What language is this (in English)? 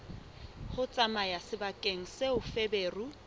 Southern Sotho